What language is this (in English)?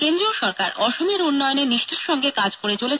Bangla